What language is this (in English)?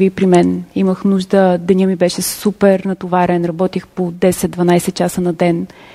Bulgarian